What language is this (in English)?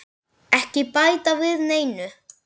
Icelandic